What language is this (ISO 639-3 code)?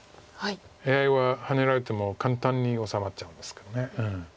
jpn